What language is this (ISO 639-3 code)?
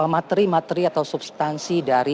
ind